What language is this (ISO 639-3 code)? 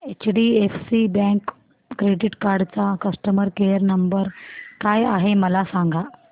mar